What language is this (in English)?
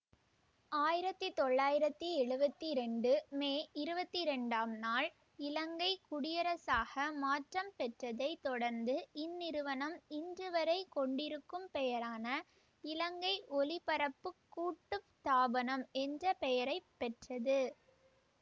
Tamil